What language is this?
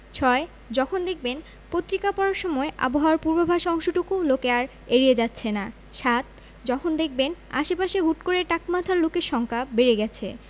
Bangla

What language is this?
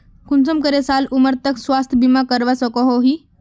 Magahi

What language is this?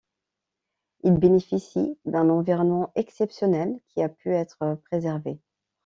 French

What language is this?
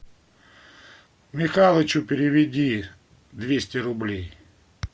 Russian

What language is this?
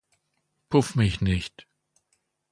German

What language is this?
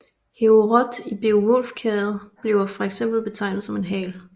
Danish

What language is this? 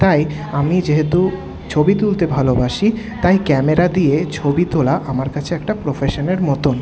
Bangla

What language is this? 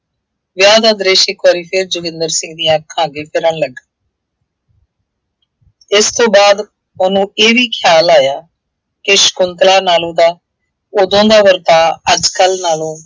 Punjabi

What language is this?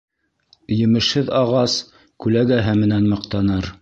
Bashkir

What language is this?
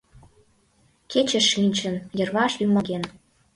Mari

